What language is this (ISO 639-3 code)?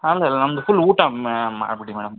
kan